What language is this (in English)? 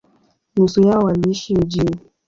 Swahili